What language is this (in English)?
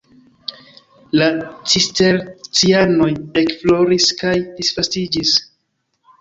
Esperanto